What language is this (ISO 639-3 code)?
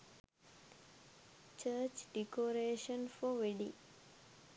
sin